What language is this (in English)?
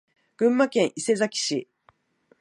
Japanese